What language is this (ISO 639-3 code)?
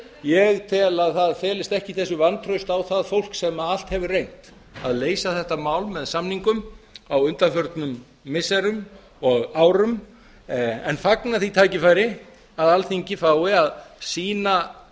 isl